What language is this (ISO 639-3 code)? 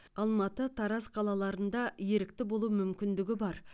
kaz